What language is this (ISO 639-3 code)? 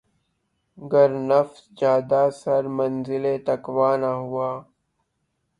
urd